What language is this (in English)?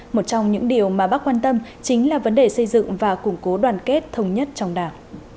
Vietnamese